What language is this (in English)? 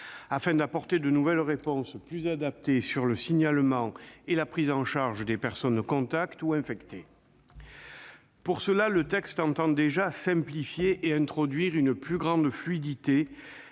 French